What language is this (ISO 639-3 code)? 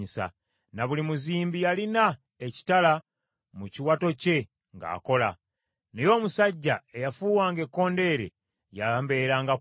lug